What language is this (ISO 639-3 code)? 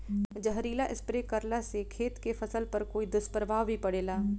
bho